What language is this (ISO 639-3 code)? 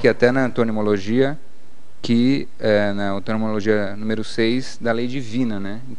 por